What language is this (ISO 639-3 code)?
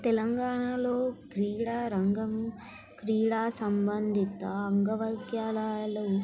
tel